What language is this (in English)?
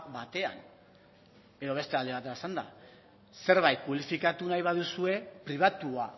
Basque